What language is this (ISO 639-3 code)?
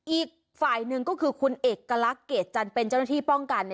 tha